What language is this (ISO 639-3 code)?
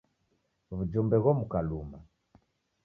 dav